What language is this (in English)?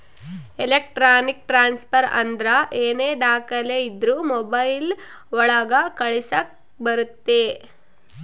Kannada